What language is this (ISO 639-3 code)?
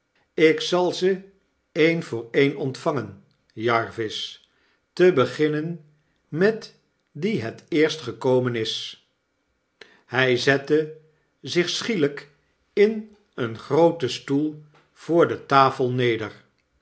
nld